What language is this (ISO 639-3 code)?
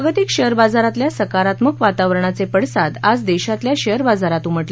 mar